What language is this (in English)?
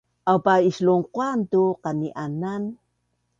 Bunun